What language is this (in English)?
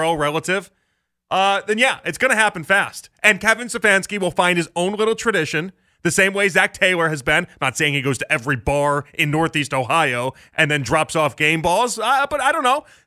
English